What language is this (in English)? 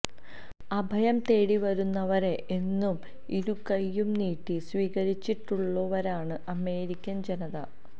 Malayalam